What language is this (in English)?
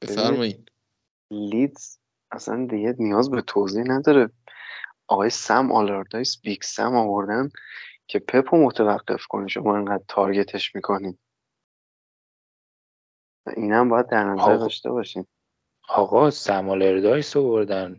Persian